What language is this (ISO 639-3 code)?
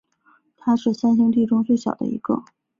zho